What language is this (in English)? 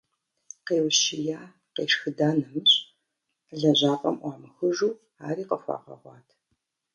Kabardian